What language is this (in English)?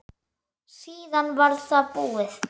Icelandic